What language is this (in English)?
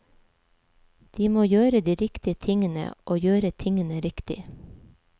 Norwegian